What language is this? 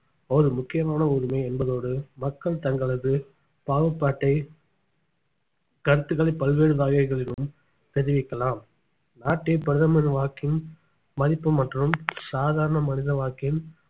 Tamil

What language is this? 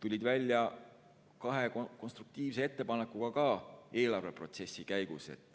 Estonian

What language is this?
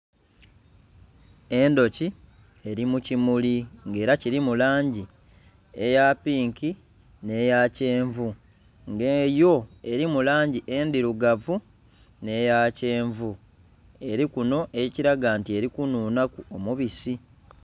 Soga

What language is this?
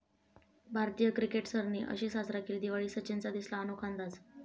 Marathi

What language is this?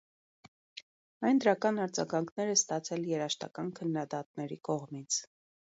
Armenian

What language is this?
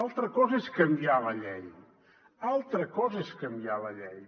Catalan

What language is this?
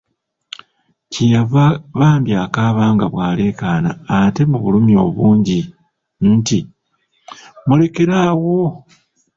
Ganda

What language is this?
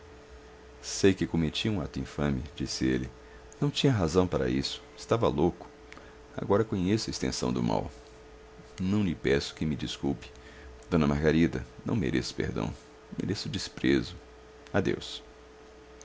Portuguese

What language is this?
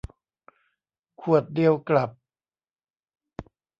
Thai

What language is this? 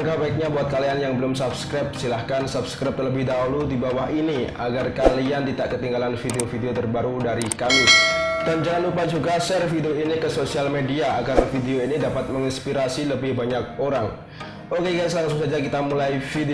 Indonesian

